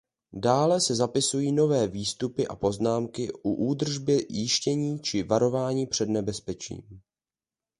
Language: Czech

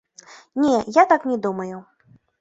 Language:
Belarusian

